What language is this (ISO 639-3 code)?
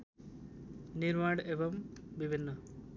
nep